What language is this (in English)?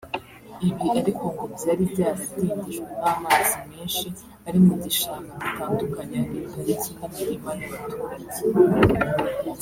Kinyarwanda